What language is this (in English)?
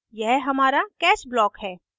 Hindi